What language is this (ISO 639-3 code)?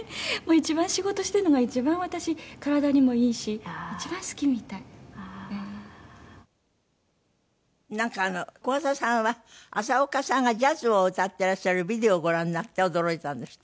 jpn